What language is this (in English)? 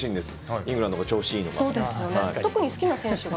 Japanese